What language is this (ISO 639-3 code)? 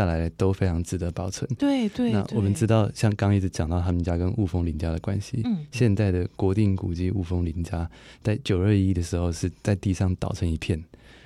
zho